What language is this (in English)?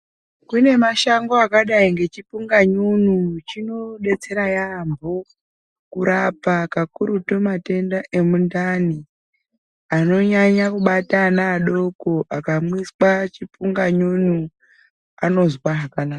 Ndau